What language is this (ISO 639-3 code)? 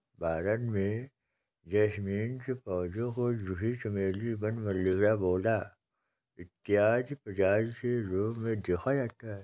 hin